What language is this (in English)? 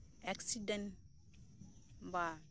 Santali